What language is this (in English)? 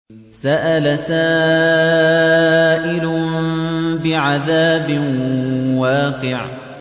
Arabic